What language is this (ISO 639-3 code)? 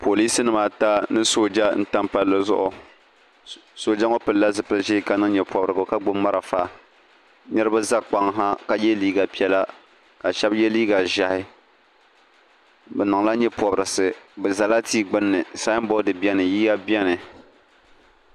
dag